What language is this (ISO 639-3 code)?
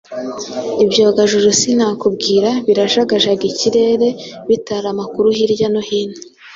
kin